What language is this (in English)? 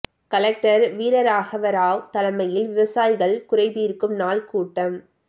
Tamil